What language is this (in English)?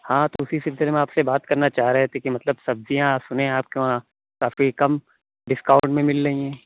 Urdu